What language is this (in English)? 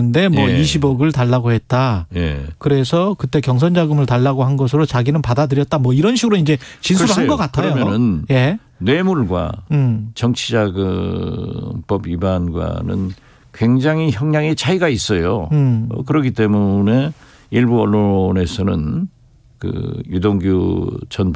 Korean